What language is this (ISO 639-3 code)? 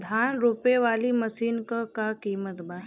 bho